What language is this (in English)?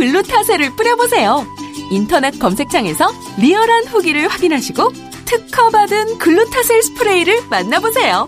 Korean